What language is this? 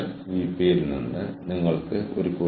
Malayalam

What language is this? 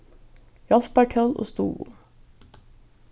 Faroese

